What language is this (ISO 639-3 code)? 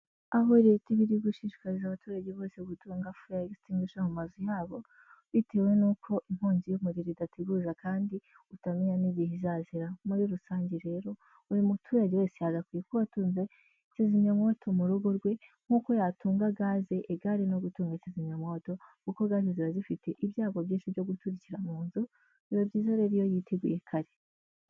kin